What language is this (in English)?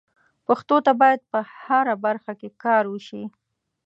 Pashto